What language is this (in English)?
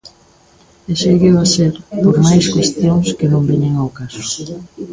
Galician